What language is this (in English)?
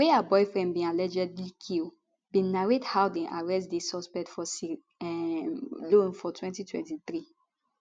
Nigerian Pidgin